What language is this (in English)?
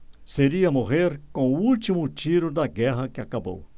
Portuguese